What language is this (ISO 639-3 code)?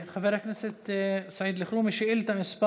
heb